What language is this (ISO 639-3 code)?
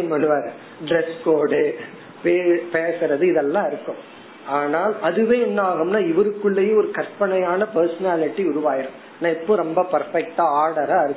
tam